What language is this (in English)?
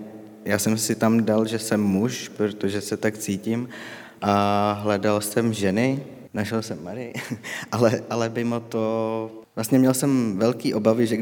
Czech